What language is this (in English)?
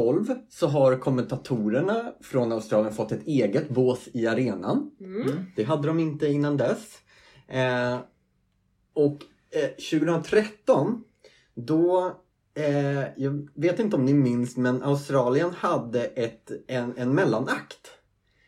Swedish